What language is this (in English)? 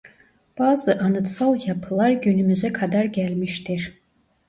Turkish